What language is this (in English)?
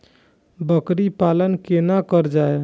Maithili